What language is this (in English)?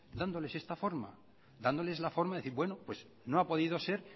Spanish